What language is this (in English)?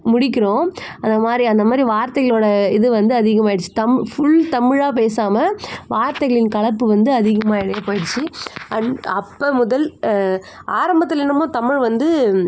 Tamil